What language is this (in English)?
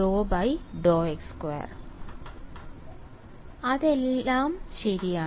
Malayalam